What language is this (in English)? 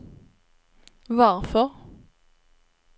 Swedish